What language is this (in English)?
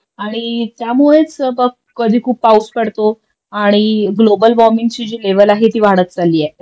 Marathi